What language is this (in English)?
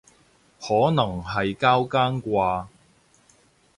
Cantonese